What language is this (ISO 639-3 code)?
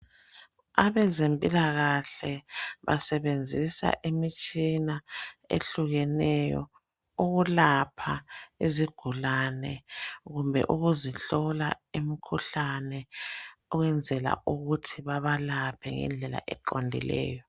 nde